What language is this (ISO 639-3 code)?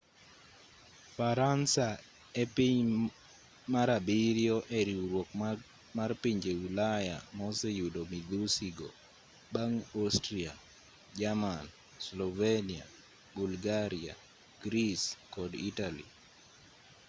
luo